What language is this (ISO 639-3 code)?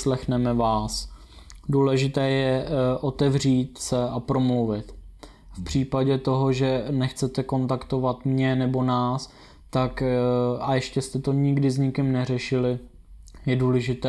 ces